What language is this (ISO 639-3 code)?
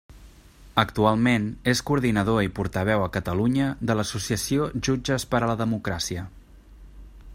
cat